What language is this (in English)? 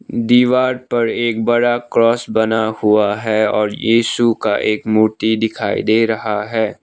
Hindi